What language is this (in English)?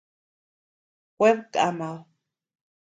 Tepeuxila Cuicatec